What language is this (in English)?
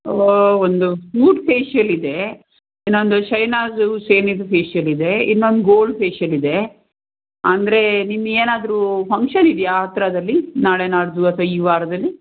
Kannada